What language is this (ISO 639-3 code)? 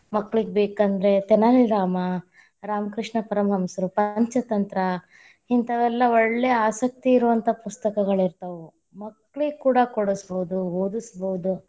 kan